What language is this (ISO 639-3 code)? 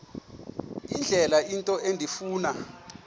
xho